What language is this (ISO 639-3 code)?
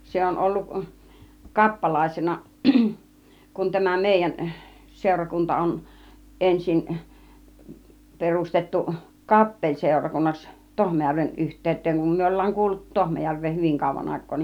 fin